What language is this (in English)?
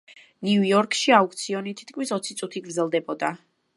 Georgian